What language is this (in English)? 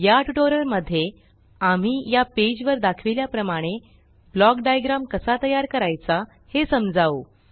Marathi